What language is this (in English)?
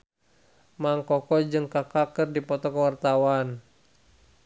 Sundanese